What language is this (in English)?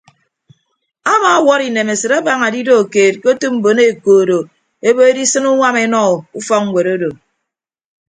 Ibibio